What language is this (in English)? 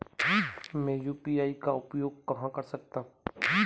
Hindi